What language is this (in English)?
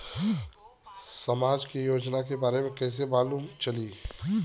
Bhojpuri